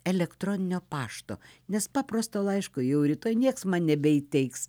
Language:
Lithuanian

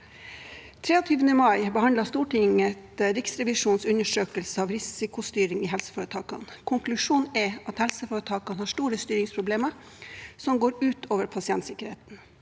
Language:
Norwegian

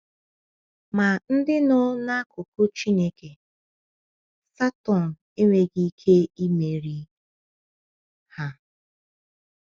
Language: Igbo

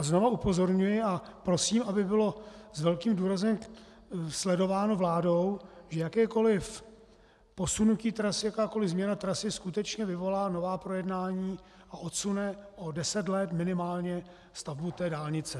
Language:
Czech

